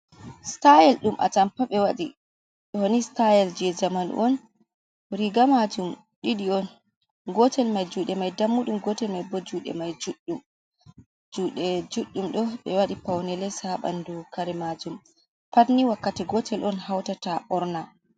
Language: Fula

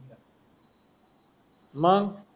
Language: Marathi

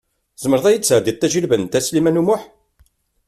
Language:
Kabyle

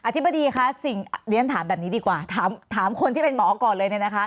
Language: Thai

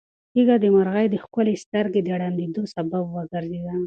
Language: Pashto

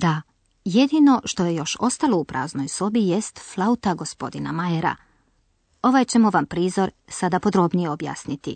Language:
Croatian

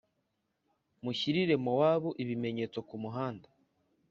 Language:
Kinyarwanda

